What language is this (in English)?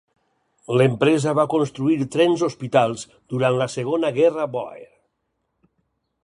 Catalan